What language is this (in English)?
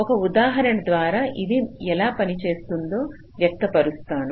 Telugu